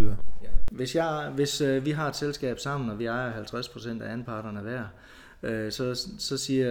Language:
Danish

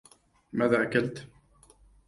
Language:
Arabic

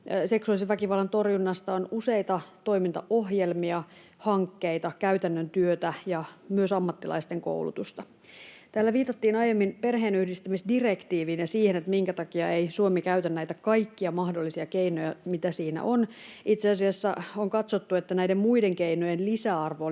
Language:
Finnish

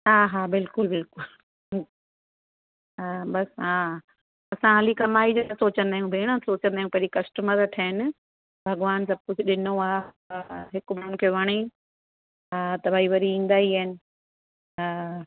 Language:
Sindhi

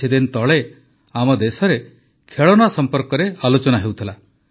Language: Odia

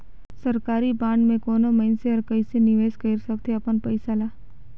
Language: Chhattisgarhi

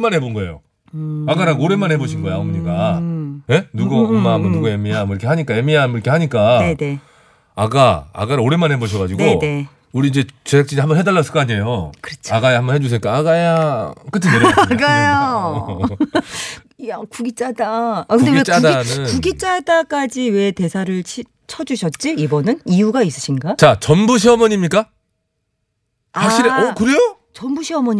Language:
Korean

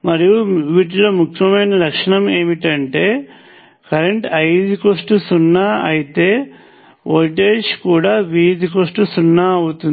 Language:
Telugu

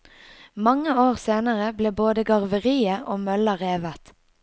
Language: Norwegian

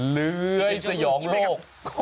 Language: Thai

